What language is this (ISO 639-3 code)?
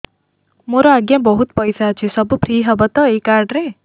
ori